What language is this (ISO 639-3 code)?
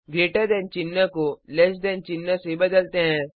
hin